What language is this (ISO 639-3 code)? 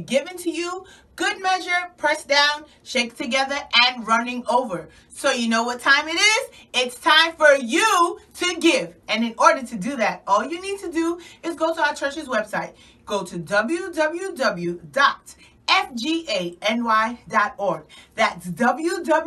eng